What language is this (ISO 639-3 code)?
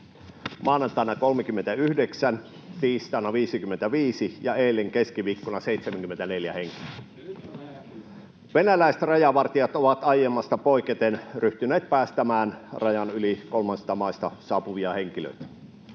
fin